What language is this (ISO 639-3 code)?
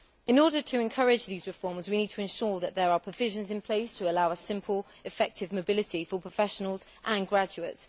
eng